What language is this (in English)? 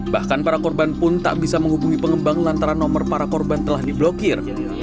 Indonesian